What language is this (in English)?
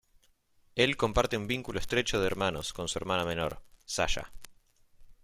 Spanish